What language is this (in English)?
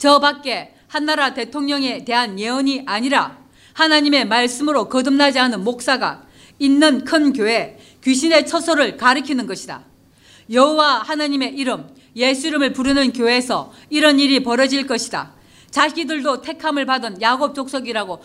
Korean